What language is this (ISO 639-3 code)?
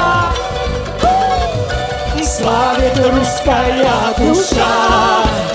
rus